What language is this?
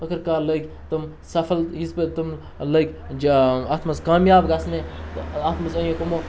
Kashmiri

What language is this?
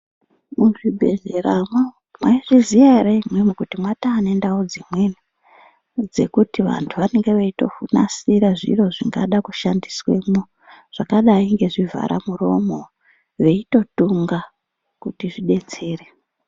Ndau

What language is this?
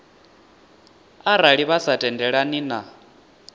Venda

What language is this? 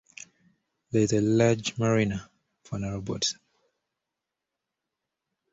English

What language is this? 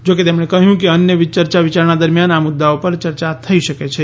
Gujarati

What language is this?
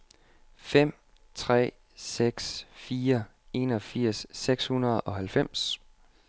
Danish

